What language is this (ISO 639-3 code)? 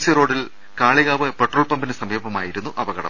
mal